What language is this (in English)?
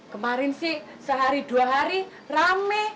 Indonesian